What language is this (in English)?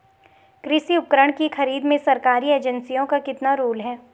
Hindi